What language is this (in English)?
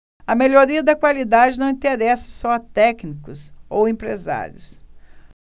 Portuguese